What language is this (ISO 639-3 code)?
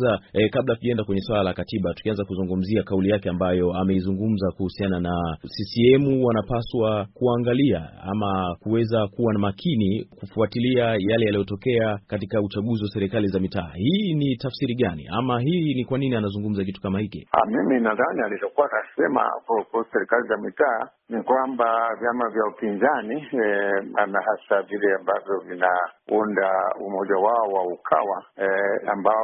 swa